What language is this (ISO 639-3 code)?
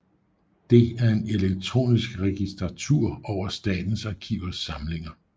dan